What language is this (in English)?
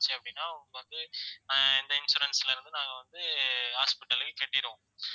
Tamil